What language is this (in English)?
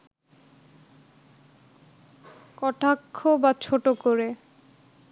Bangla